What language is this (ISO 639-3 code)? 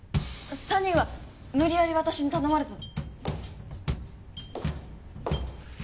jpn